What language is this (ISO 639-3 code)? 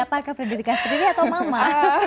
ind